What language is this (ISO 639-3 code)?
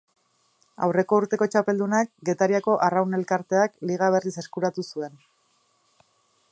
eus